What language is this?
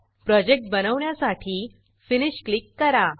Marathi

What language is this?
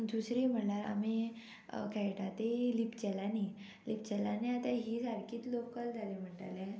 Konkani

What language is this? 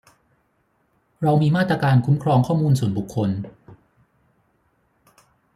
Thai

